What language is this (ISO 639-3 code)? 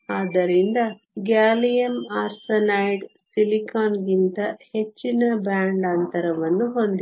kan